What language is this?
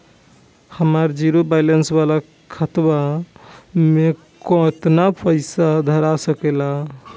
Bhojpuri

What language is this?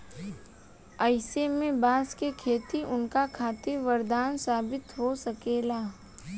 Bhojpuri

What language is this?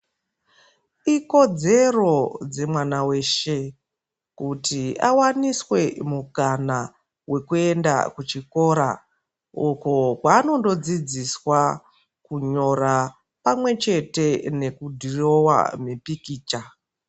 Ndau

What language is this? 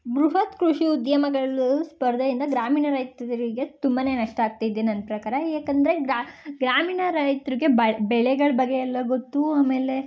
Kannada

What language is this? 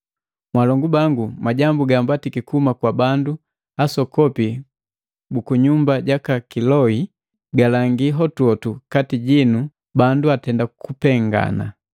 Matengo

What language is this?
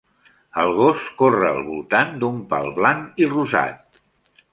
Catalan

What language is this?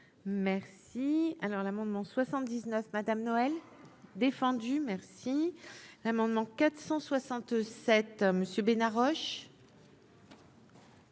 French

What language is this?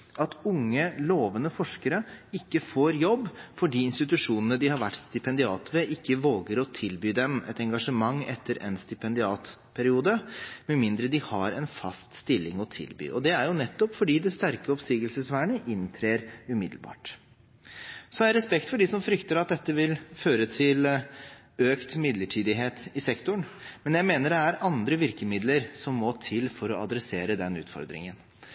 Norwegian Bokmål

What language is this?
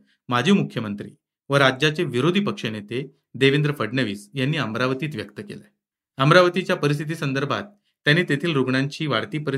Marathi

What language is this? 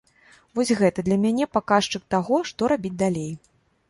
Belarusian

